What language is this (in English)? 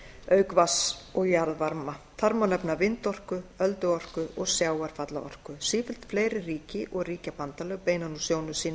Icelandic